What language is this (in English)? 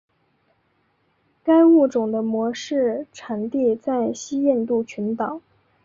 Chinese